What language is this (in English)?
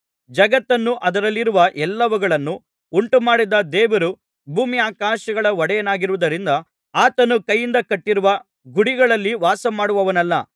Kannada